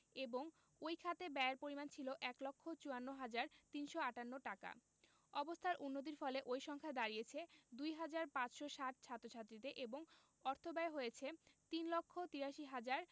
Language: Bangla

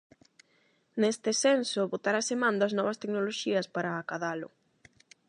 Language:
Galician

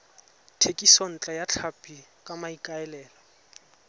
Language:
Tswana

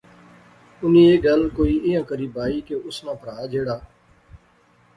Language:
Pahari-Potwari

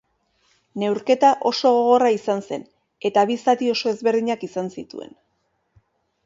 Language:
Basque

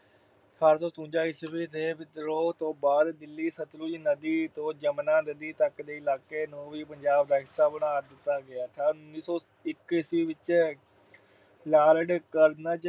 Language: Punjabi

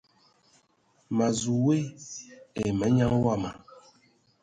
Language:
Ewondo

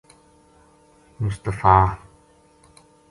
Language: Gujari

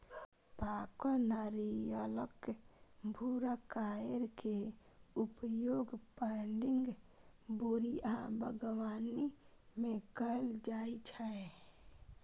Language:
Maithili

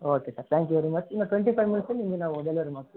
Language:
Kannada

